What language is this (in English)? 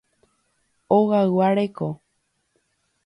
Guarani